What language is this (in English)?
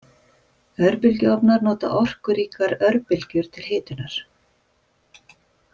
Icelandic